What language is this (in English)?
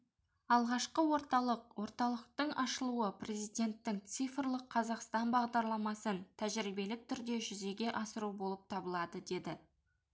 Kazakh